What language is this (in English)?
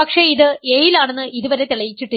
Malayalam